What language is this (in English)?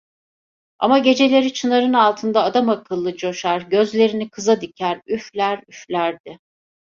Turkish